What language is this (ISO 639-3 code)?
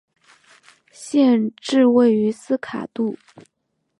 zho